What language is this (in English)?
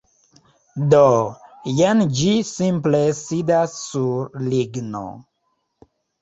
Esperanto